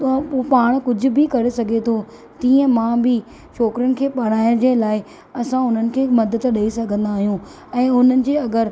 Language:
Sindhi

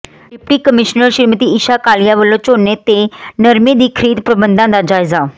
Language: Punjabi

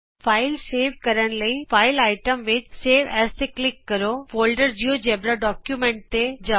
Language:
Punjabi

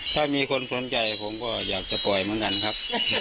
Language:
Thai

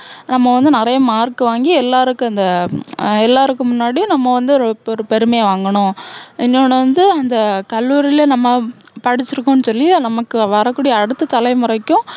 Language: Tamil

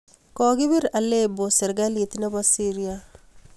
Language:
Kalenjin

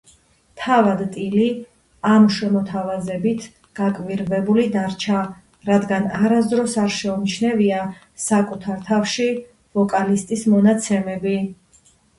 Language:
Georgian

